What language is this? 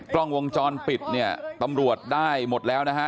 Thai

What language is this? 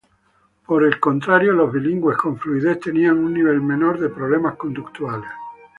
Spanish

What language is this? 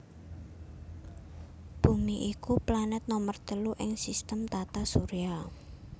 Javanese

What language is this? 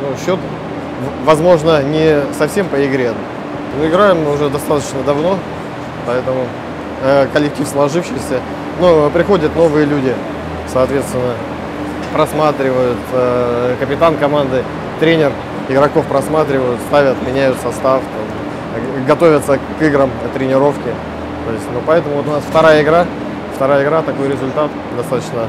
Russian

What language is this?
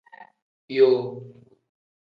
Tem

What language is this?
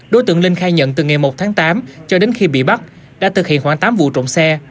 Vietnamese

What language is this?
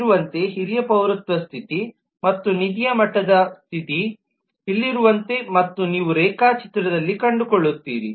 Kannada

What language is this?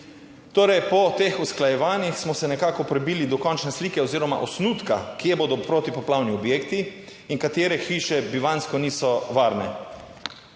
Slovenian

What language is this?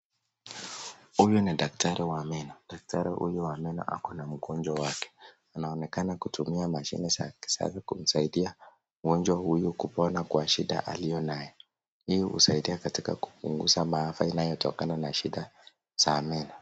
Swahili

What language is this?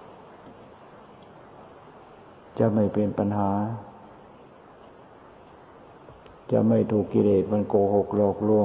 Thai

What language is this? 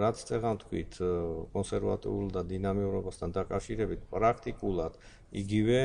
Romanian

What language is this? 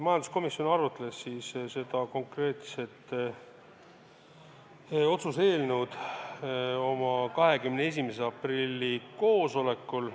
Estonian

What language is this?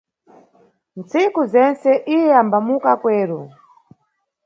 Nyungwe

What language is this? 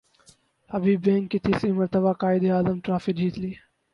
Urdu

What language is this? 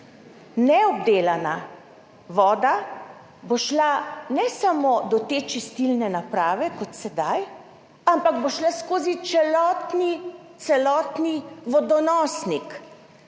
Slovenian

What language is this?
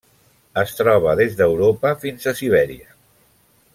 Catalan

